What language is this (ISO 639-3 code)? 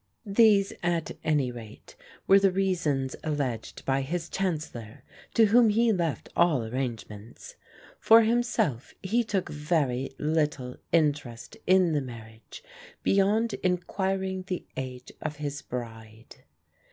eng